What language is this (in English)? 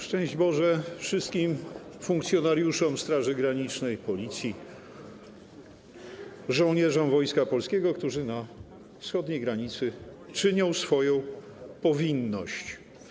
Polish